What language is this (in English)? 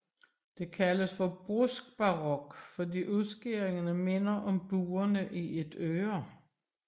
Danish